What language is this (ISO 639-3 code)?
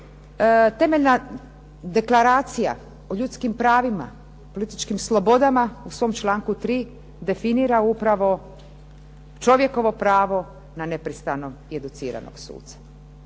hrv